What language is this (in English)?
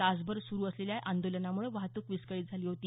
Marathi